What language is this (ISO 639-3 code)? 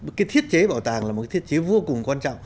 vie